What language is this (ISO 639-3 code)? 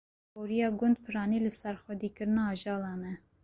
kur